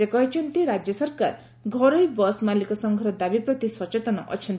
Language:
Odia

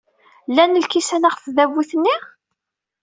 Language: Kabyle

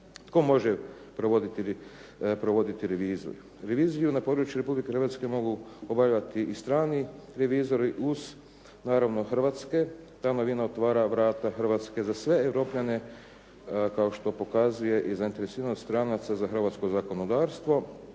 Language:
Croatian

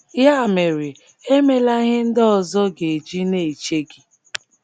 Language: Igbo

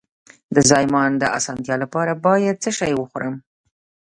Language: Pashto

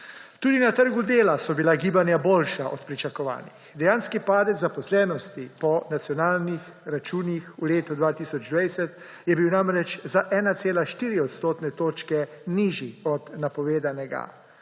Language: Slovenian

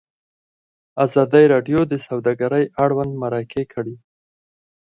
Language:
Pashto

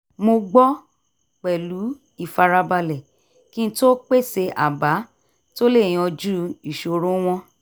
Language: Yoruba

